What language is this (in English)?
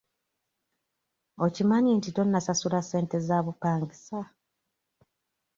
Ganda